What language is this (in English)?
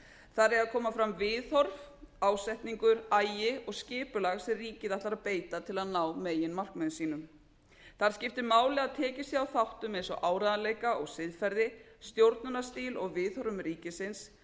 Icelandic